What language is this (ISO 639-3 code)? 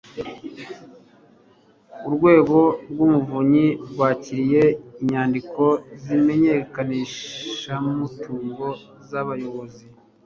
kin